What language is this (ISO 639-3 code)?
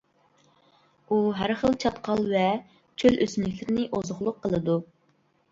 uig